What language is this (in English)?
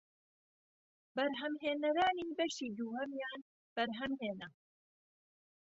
Central Kurdish